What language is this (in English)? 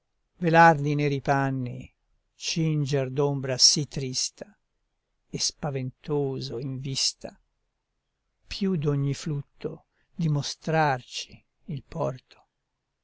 Italian